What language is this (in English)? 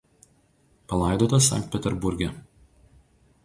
Lithuanian